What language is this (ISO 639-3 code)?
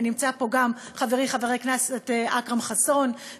heb